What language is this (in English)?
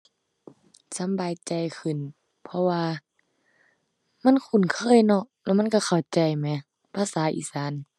Thai